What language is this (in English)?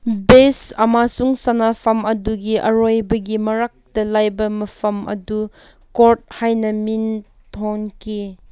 Manipuri